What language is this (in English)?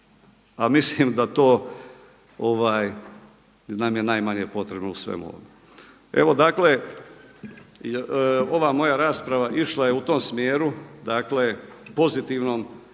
Croatian